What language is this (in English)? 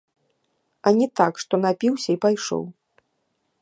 Belarusian